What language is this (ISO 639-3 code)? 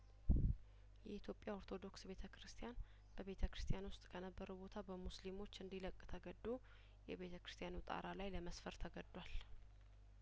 amh